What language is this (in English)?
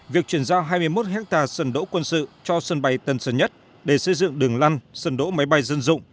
Vietnamese